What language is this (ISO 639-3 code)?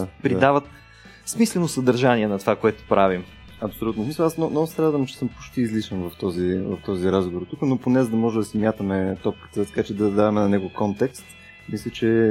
bul